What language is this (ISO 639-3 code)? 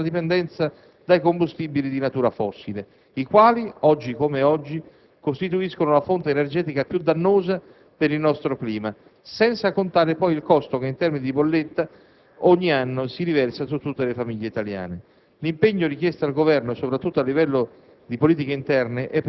ita